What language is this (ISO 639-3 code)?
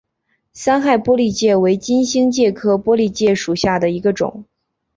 zho